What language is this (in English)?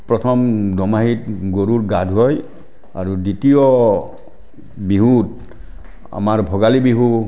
Assamese